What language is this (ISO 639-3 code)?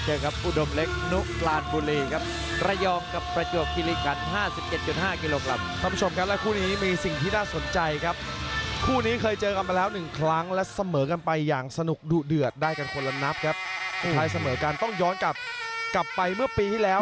tha